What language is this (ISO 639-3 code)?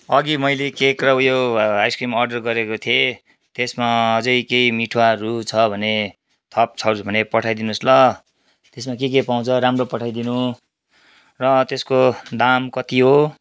nep